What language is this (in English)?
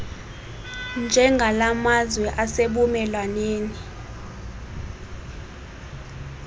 Xhosa